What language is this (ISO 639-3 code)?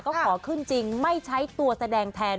tha